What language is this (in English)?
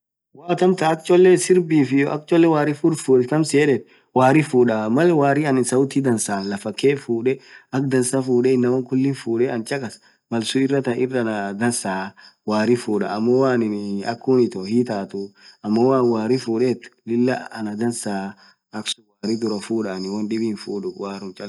Orma